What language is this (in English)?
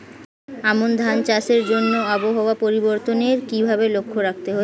Bangla